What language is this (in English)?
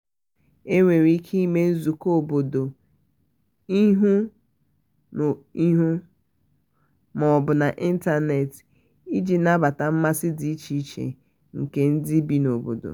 Igbo